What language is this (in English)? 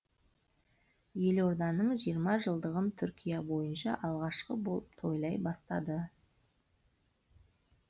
Kazakh